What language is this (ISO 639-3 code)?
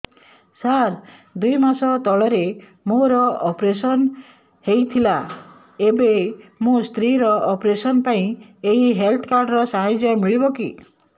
ori